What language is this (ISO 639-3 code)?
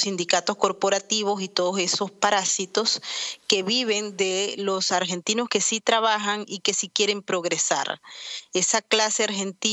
spa